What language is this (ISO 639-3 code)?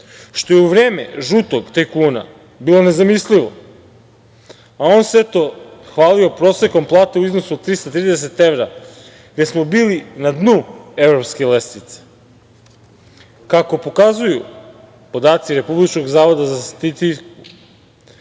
srp